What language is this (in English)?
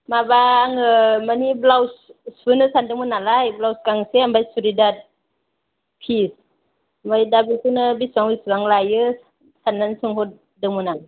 Bodo